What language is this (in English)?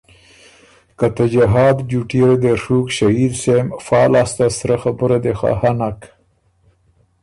Ormuri